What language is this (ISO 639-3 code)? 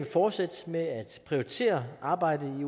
dan